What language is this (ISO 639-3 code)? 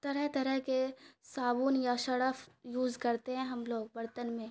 urd